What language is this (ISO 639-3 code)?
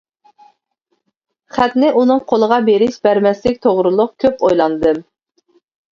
uig